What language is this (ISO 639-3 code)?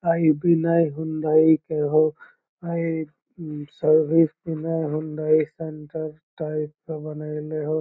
mag